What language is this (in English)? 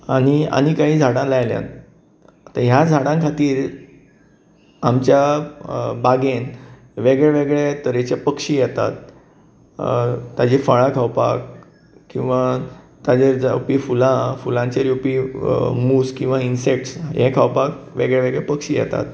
Konkani